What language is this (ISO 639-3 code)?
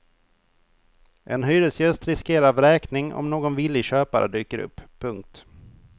swe